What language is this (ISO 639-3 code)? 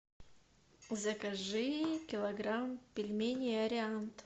rus